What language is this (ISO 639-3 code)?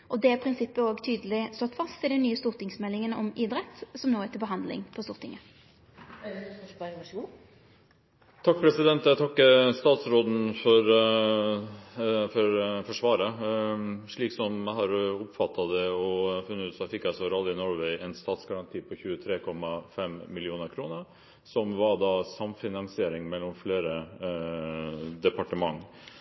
nor